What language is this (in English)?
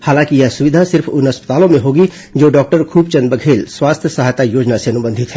Hindi